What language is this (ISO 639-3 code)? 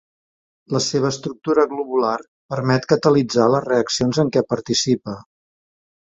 cat